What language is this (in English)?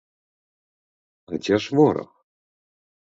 Belarusian